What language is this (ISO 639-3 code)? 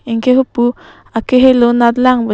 mjw